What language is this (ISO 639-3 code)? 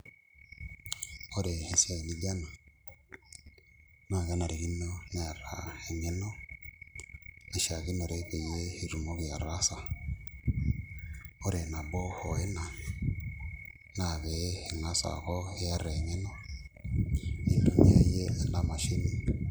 mas